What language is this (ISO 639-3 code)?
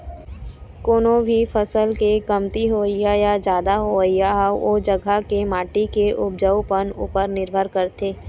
hne